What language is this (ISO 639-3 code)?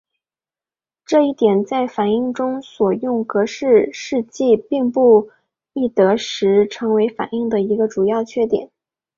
zho